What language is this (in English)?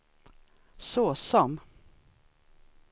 Swedish